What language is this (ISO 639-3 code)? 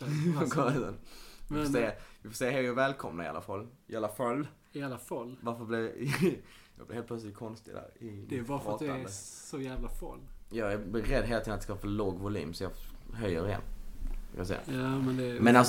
swe